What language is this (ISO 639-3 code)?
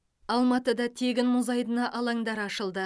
kaz